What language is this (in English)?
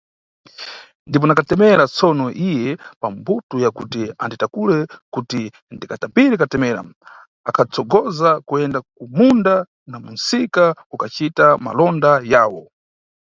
Nyungwe